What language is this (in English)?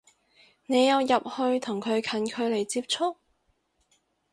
Cantonese